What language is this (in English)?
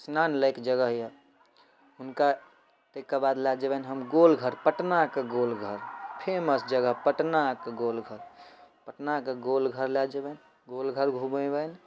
Maithili